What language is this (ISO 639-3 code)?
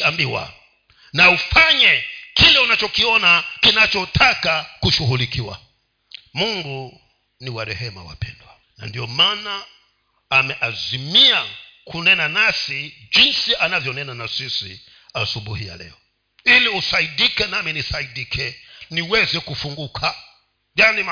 swa